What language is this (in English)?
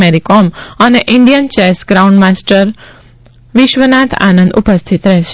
Gujarati